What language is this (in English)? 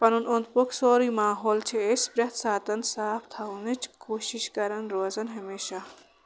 Kashmiri